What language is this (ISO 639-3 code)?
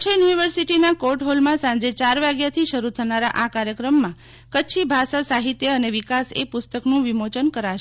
guj